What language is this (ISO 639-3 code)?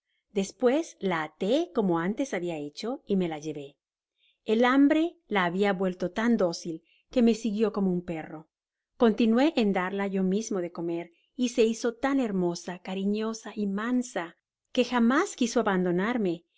spa